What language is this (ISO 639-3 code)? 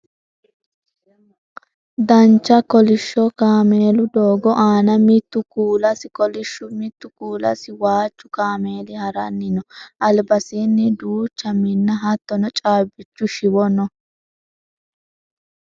sid